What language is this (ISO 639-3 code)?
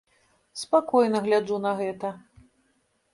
bel